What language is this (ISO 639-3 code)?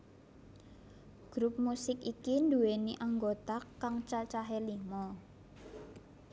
jav